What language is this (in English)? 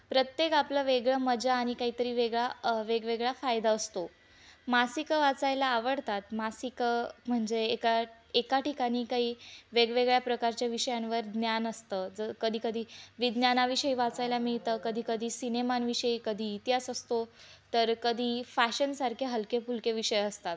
Marathi